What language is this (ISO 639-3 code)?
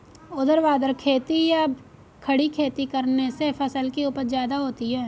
hin